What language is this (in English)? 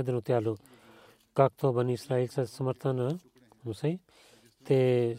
Bulgarian